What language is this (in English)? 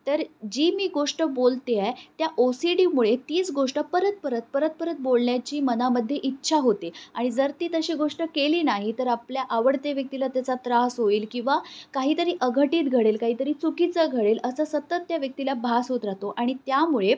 Marathi